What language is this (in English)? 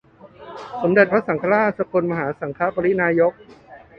Thai